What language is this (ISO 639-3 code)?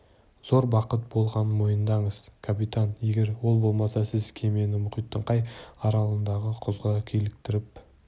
kaz